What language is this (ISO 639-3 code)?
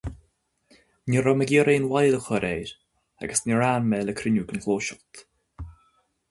gle